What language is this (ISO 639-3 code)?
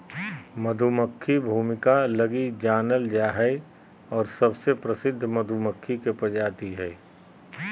mag